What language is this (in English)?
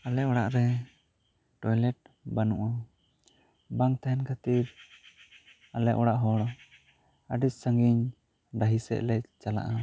Santali